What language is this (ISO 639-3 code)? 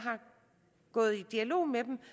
dan